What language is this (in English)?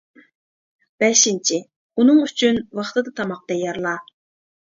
Uyghur